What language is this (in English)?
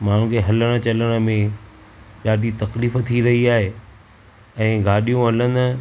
Sindhi